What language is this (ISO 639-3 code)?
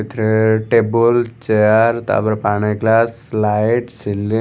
ori